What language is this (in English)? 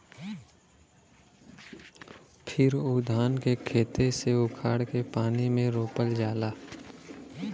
Bhojpuri